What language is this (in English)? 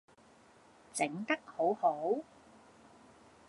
Cantonese